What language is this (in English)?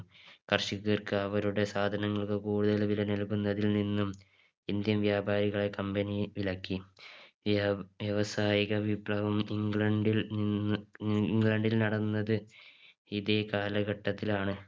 Malayalam